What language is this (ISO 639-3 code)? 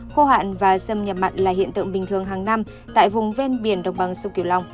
vie